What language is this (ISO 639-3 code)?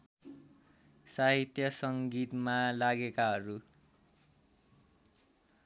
nep